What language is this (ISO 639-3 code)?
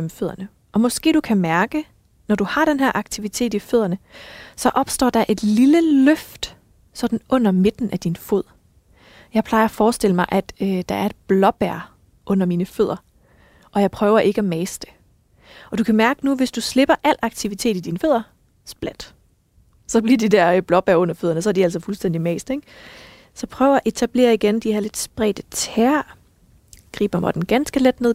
dan